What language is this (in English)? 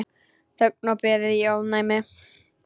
Icelandic